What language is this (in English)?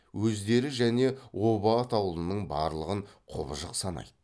Kazakh